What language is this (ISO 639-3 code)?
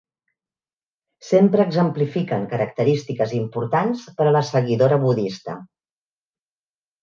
cat